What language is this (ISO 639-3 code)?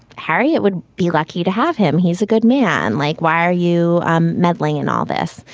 eng